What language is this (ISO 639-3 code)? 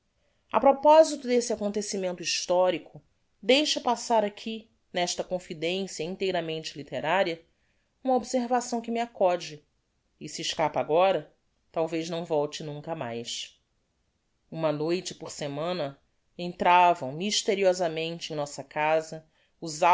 por